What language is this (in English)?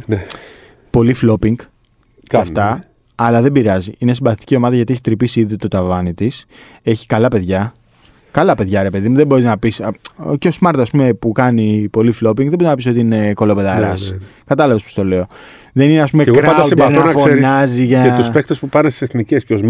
Greek